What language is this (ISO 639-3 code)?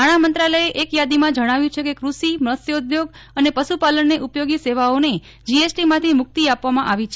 guj